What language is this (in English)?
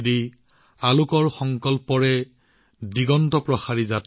Assamese